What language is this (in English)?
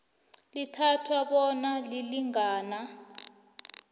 South Ndebele